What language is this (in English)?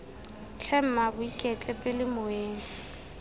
Tswana